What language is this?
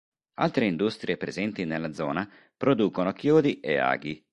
Italian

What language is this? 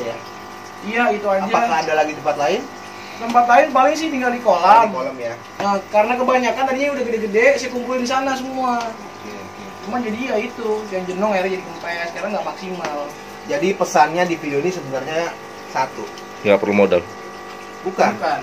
Indonesian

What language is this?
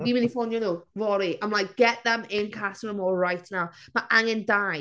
Welsh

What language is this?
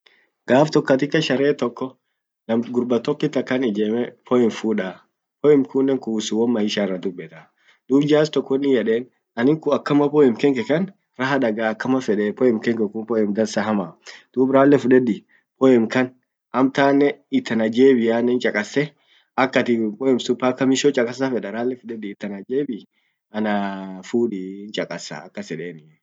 Orma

